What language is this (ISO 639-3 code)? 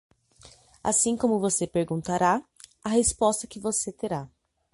por